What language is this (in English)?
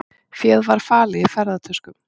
Icelandic